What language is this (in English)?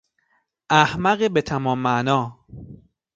Persian